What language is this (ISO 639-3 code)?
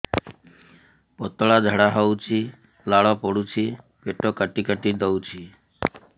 ori